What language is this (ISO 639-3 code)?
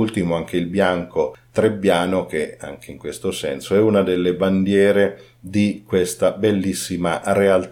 ita